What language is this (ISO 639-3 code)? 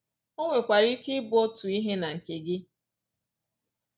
ibo